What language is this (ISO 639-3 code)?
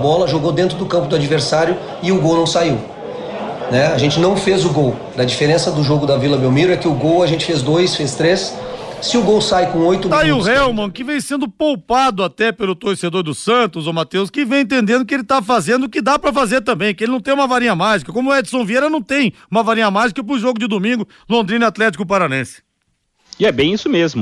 por